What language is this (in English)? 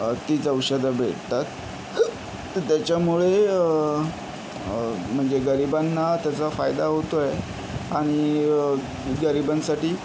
Marathi